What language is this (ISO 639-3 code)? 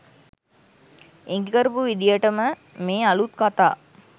sin